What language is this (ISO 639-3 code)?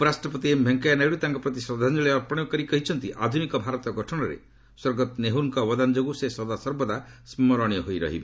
ori